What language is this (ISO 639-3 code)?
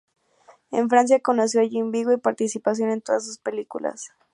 spa